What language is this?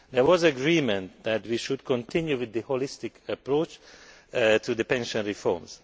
English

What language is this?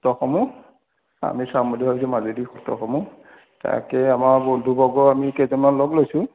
Assamese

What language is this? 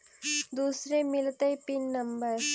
Magahi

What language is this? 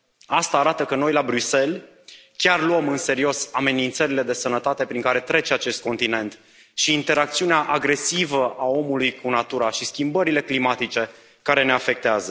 Romanian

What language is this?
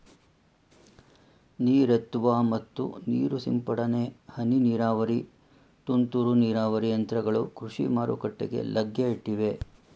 Kannada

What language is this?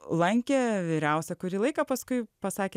Lithuanian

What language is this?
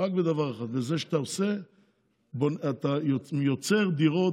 Hebrew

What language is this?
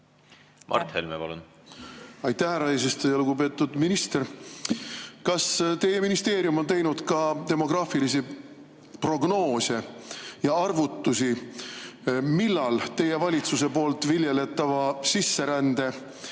Estonian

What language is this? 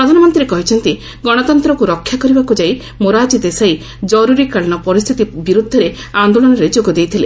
Odia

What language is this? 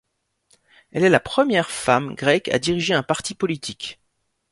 French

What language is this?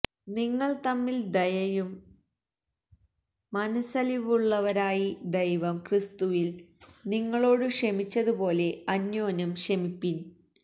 Malayalam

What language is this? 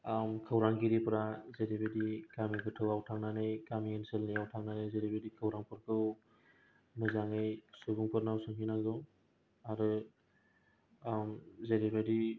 Bodo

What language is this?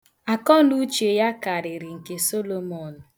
Igbo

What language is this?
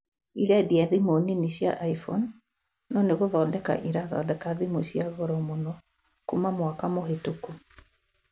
Kikuyu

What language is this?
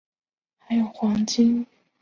Chinese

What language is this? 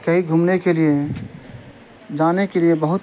Urdu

